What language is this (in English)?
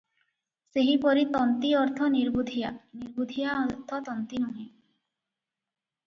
Odia